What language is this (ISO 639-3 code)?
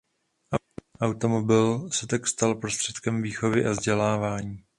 ces